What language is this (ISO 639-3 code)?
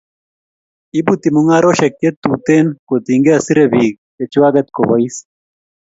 kln